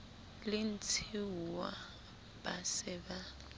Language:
Southern Sotho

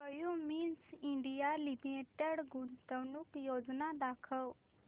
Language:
Marathi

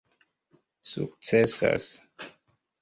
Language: Esperanto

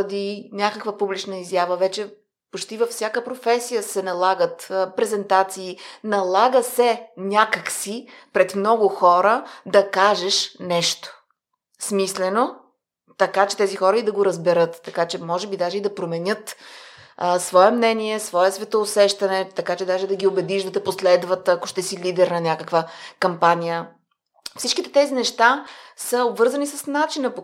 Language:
Bulgarian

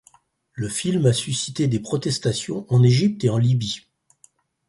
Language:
French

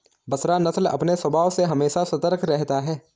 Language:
Hindi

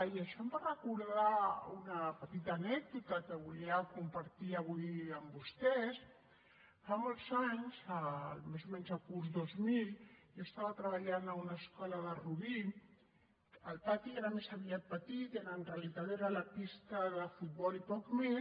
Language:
Catalan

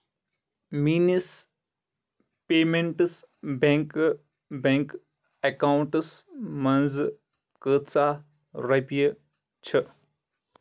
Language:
Kashmiri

